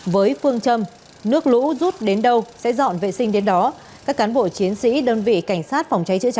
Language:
Vietnamese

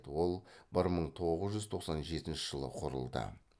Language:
Kazakh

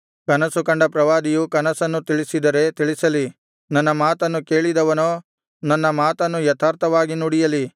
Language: Kannada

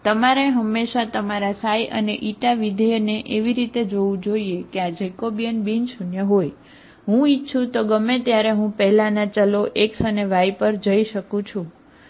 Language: Gujarati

